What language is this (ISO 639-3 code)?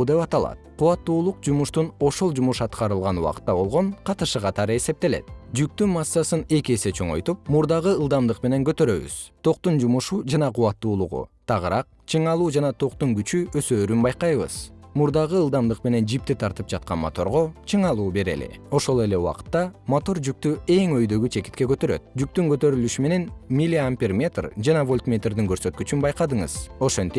kir